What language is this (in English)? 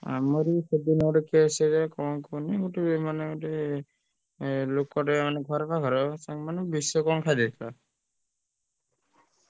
Odia